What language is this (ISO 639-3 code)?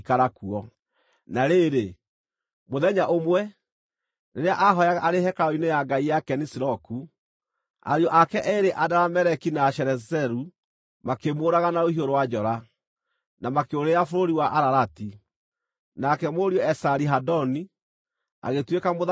kik